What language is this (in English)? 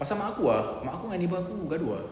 English